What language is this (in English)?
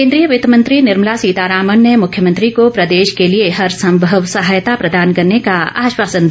Hindi